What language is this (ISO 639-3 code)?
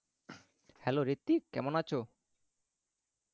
ben